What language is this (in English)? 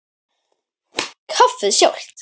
Icelandic